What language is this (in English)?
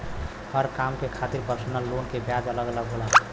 Bhojpuri